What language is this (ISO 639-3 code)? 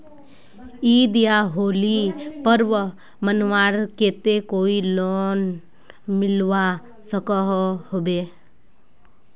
mag